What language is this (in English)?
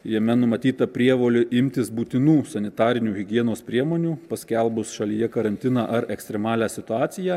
Lithuanian